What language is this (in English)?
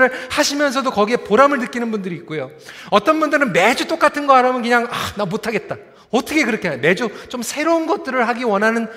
Korean